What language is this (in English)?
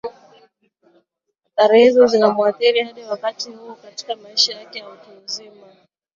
Swahili